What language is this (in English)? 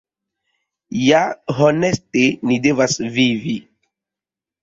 Esperanto